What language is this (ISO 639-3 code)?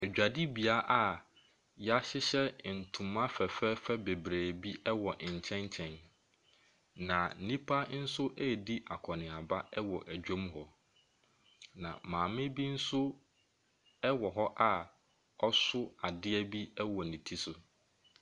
aka